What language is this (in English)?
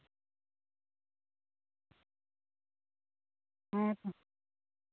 Santali